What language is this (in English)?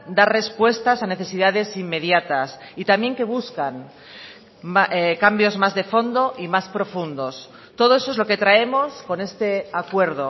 Spanish